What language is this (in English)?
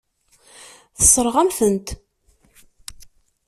Kabyle